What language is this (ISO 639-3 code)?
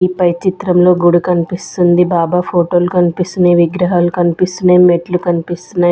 tel